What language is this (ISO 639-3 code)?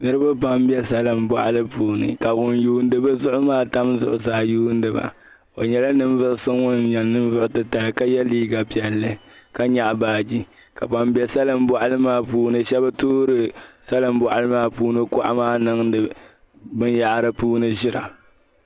dag